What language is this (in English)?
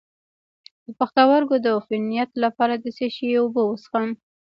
Pashto